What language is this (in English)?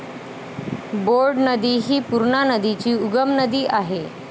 Marathi